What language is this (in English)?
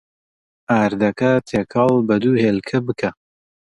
Central Kurdish